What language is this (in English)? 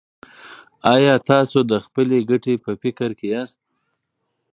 Pashto